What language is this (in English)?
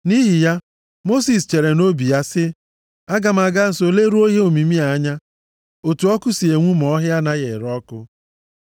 Igbo